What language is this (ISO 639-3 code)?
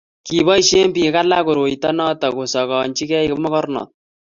kln